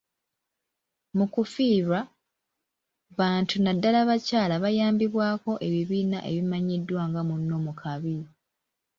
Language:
Ganda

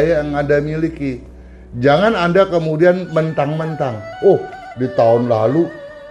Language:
Indonesian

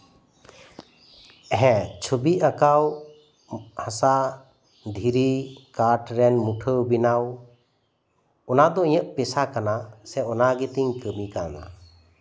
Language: Santali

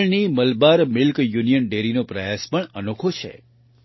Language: Gujarati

